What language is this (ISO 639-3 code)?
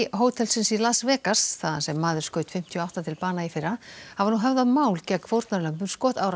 isl